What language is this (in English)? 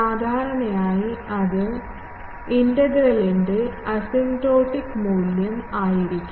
Malayalam